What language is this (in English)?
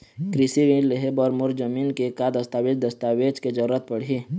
Chhattisgarhi